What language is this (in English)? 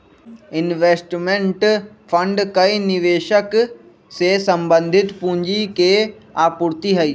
Magahi